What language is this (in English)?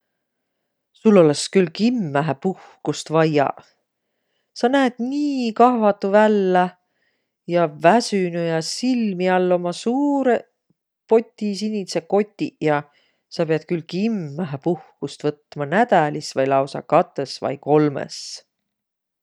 Võro